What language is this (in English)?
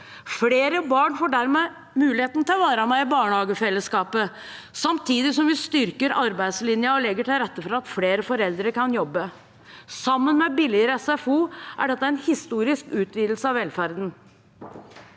Norwegian